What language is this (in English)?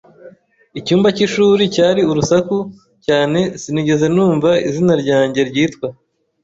Kinyarwanda